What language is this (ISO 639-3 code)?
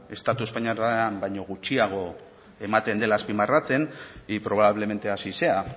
eus